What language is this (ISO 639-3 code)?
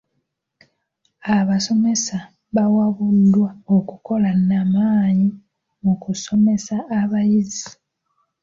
lug